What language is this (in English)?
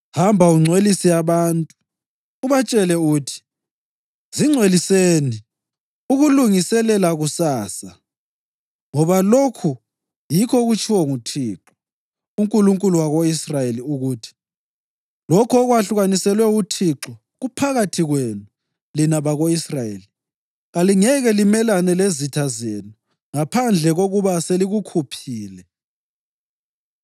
North Ndebele